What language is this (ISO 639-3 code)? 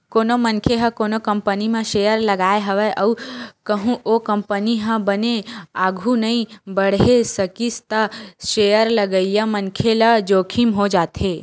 hne